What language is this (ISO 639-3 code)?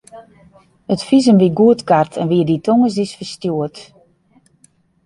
fry